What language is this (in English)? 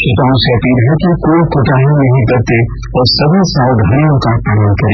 Hindi